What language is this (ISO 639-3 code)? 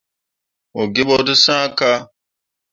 mua